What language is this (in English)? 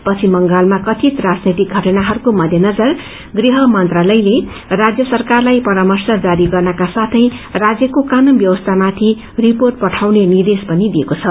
Nepali